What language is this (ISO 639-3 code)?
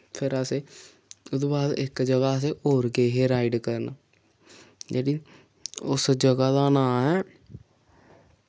doi